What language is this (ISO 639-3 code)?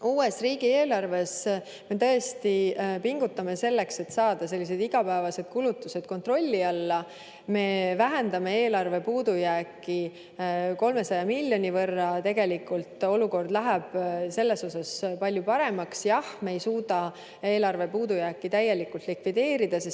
est